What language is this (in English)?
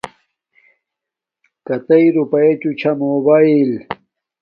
Domaaki